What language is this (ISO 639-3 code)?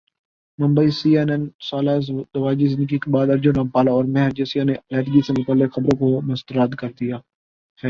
urd